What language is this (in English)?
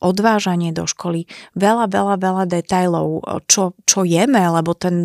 Slovak